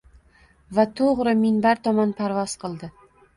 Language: Uzbek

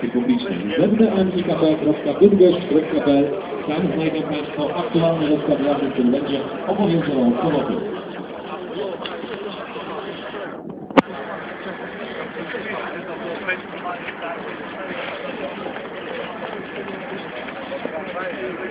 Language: Polish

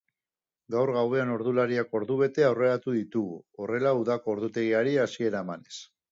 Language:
Basque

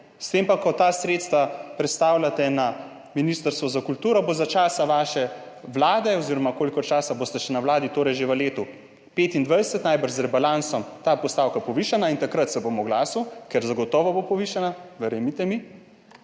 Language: Slovenian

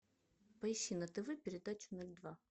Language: Russian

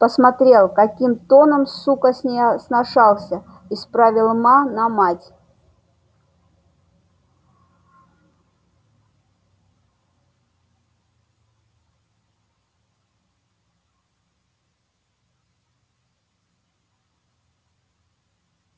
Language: Russian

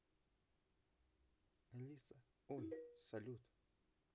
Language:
Russian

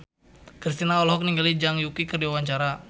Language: Sundanese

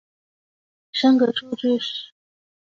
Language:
Chinese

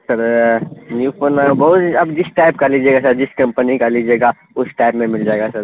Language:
Urdu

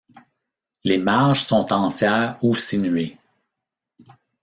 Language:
French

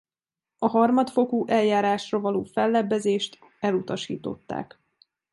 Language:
Hungarian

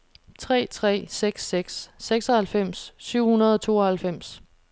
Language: Danish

